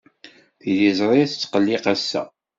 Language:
Kabyle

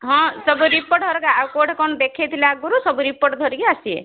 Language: Odia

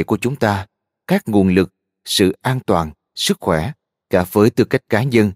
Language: Vietnamese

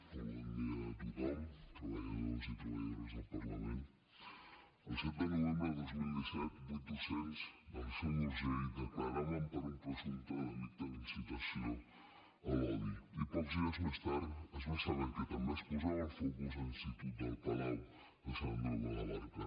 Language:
Catalan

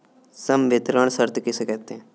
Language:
Hindi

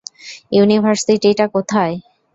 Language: Bangla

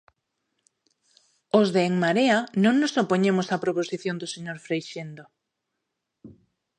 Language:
Galician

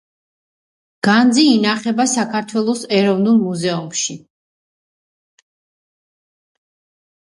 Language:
Georgian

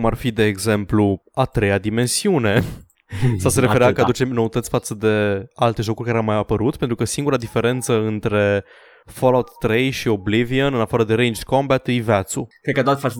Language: Romanian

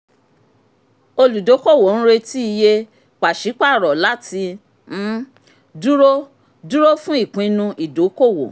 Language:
Yoruba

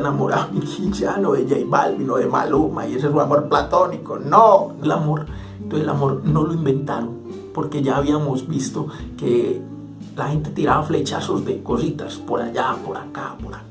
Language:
Spanish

